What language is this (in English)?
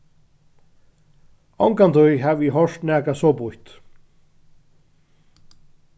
Faroese